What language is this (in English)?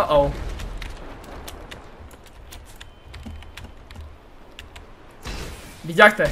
Bulgarian